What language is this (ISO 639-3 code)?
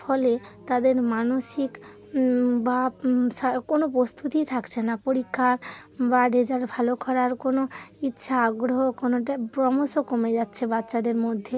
ben